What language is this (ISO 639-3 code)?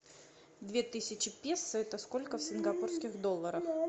rus